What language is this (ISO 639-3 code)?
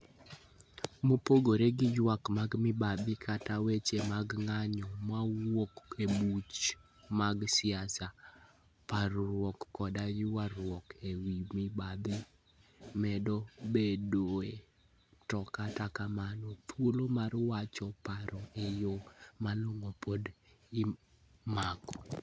luo